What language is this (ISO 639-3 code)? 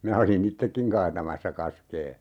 fin